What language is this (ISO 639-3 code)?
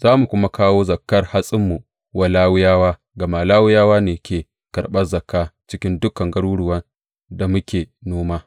hau